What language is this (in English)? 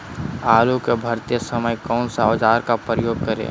Magahi